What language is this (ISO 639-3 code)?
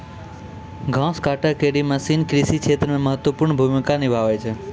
mai